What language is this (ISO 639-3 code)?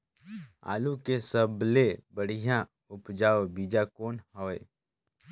hne